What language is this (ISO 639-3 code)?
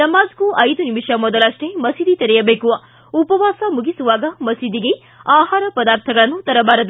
kan